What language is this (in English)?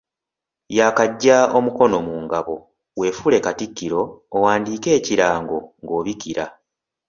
Ganda